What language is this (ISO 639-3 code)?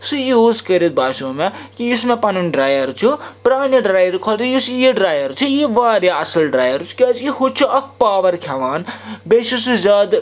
kas